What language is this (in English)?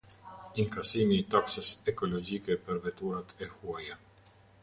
Albanian